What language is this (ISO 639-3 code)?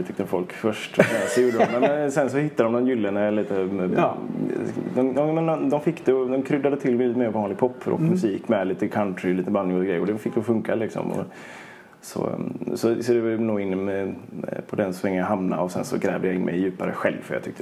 swe